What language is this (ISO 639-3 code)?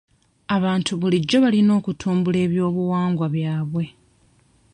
lug